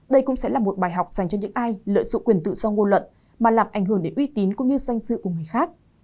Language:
Vietnamese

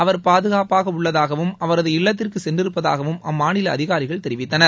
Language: Tamil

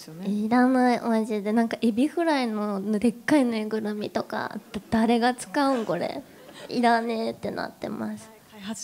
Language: Japanese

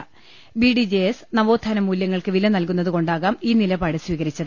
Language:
Malayalam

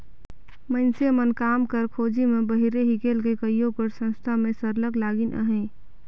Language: Chhattisgarhi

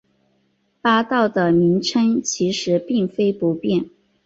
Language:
Chinese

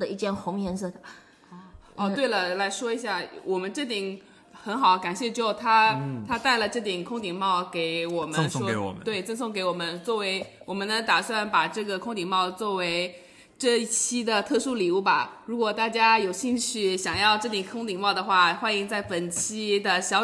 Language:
Chinese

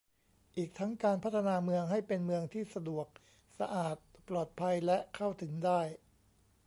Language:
Thai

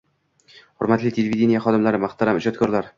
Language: Uzbek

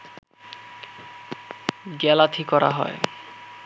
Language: Bangla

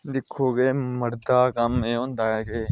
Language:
Dogri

